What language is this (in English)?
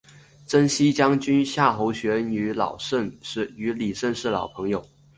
Chinese